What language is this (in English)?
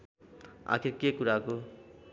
Nepali